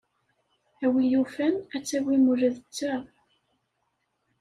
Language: Kabyle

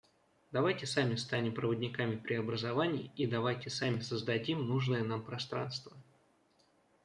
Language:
Russian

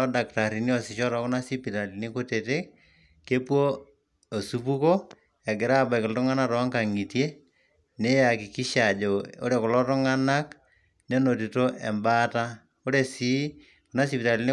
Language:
Masai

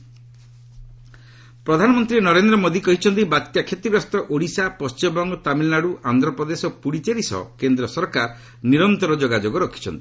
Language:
Odia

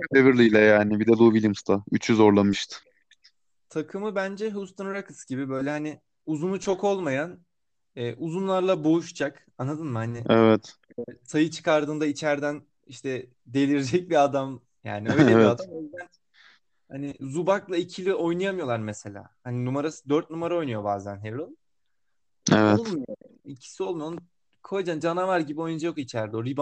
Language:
Turkish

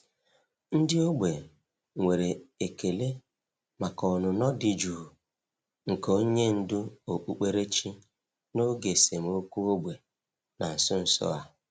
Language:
Igbo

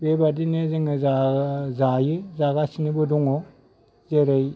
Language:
Bodo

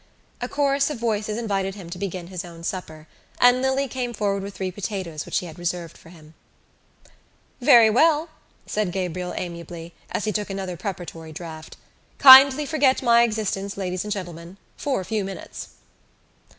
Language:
English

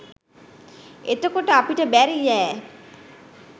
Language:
Sinhala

